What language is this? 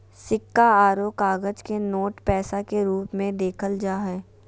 Magahi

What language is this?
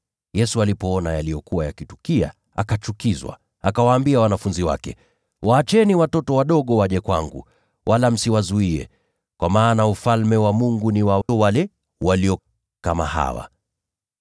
Swahili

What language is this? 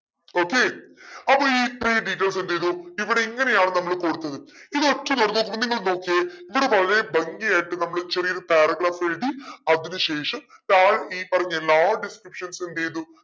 Malayalam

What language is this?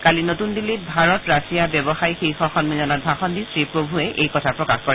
Assamese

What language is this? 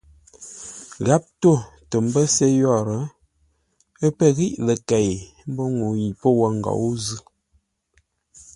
Ngombale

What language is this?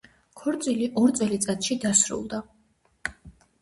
Georgian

